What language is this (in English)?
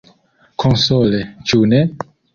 Esperanto